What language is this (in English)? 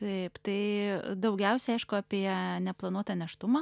Lithuanian